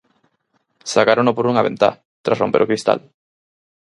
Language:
Galician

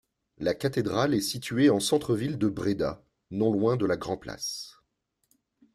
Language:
French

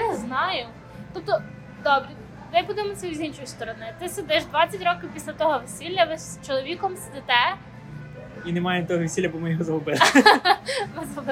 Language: Ukrainian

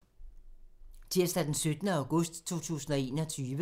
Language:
Danish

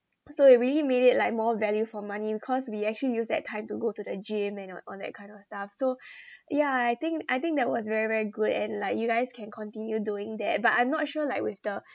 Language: English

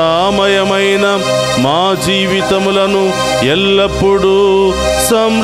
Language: Telugu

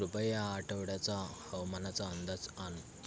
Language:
Marathi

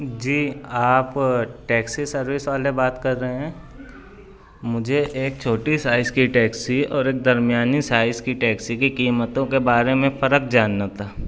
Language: Urdu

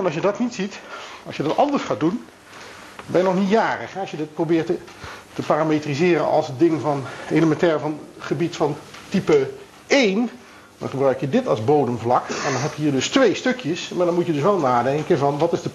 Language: Dutch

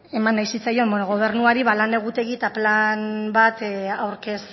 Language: Basque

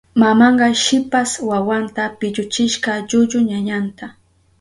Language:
Southern Pastaza Quechua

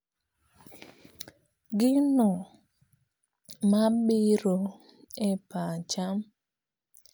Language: Luo (Kenya and Tanzania)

